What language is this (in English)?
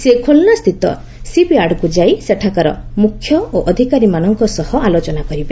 Odia